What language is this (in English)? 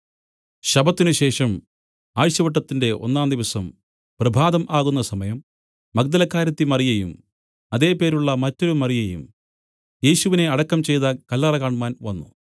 Malayalam